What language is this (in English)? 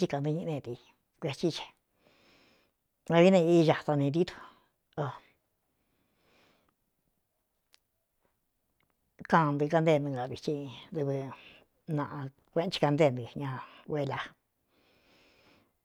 Cuyamecalco Mixtec